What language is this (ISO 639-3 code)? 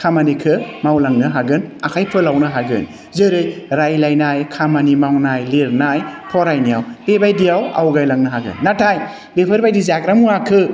brx